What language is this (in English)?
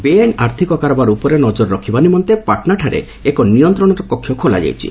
Odia